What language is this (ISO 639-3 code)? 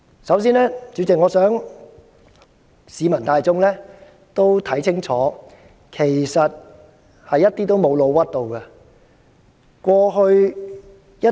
yue